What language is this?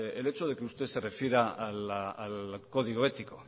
Spanish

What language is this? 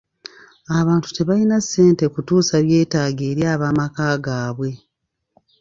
Ganda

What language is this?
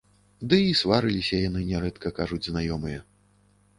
Belarusian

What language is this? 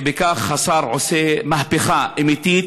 Hebrew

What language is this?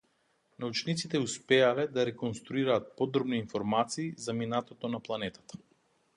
Macedonian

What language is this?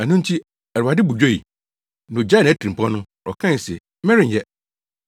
Akan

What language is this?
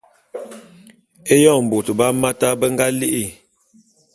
Bulu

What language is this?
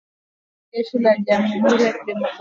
Swahili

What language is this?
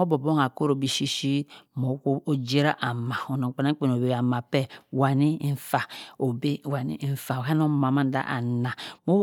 Cross River Mbembe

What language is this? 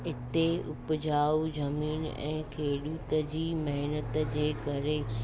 Sindhi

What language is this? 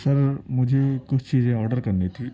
Urdu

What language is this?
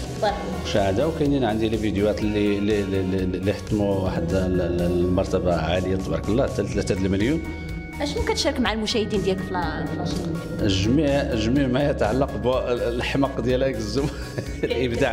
Arabic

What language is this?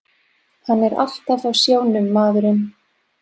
Icelandic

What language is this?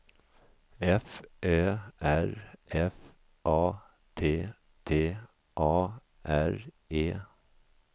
Swedish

